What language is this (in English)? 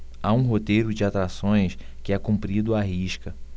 Portuguese